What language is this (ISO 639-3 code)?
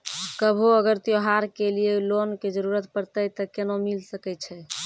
mai